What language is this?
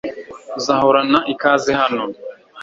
Kinyarwanda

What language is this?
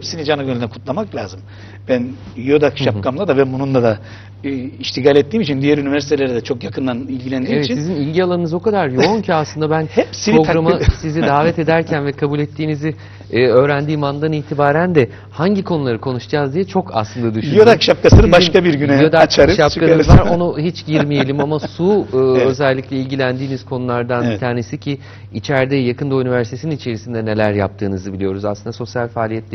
Turkish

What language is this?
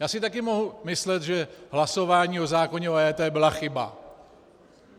Czech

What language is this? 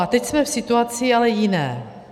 Czech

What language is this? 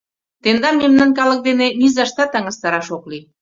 Mari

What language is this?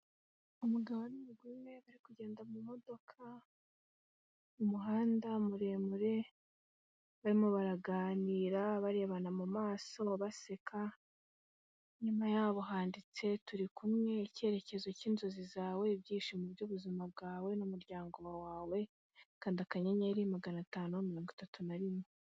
Kinyarwanda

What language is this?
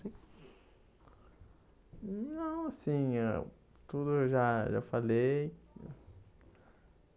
Portuguese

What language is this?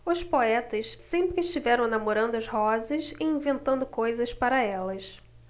Portuguese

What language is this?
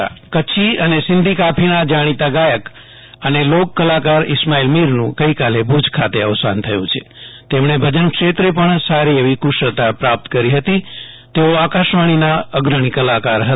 Gujarati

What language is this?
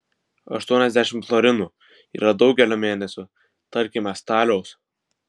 Lithuanian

